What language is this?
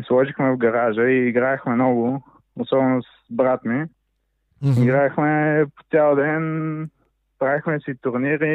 Bulgarian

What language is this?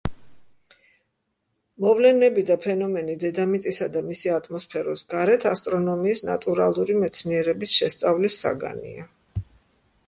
Georgian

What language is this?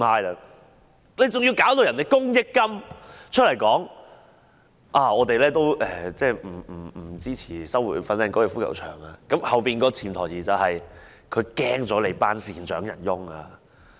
Cantonese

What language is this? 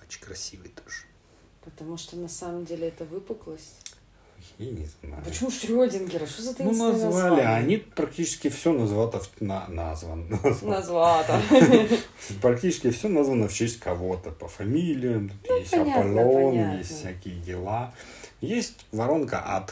Russian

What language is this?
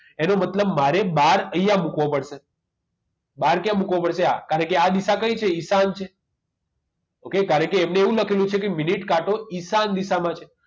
Gujarati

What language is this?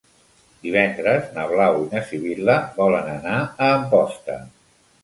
Catalan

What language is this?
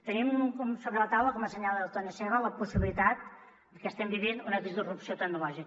Catalan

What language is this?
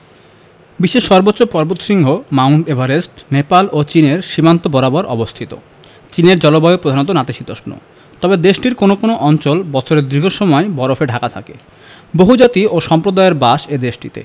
Bangla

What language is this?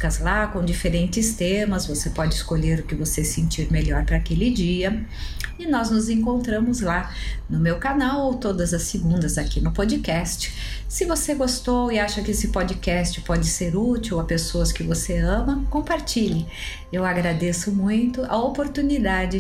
Portuguese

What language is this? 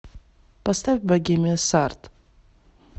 Russian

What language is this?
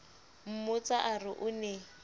Southern Sotho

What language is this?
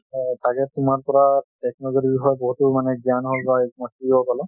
Assamese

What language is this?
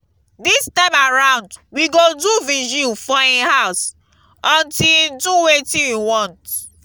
Nigerian Pidgin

